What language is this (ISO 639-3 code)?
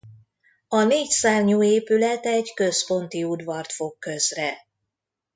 hun